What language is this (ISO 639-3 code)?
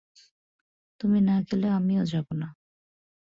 ben